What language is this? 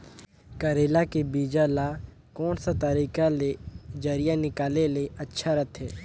Chhattisgarhi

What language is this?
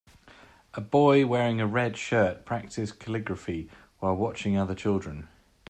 English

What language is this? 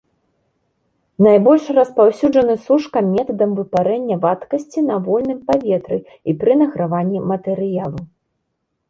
Belarusian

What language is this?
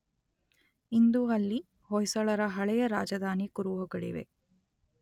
Kannada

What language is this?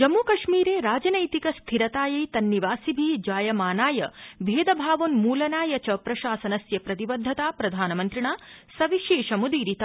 Sanskrit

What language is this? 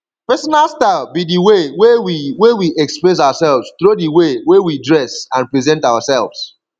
Nigerian Pidgin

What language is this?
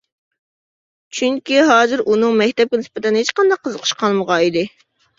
Uyghur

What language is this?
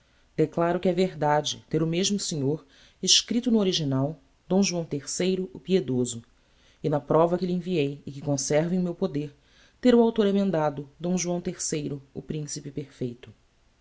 Portuguese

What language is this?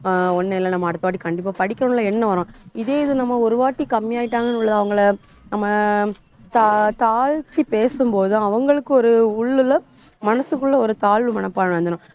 Tamil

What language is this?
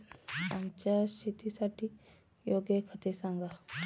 Marathi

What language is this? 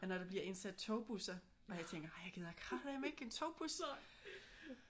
Danish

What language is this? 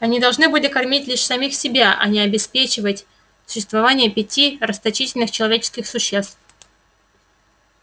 Russian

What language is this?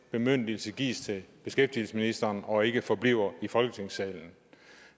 Danish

